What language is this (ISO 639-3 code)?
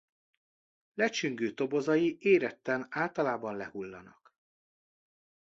hun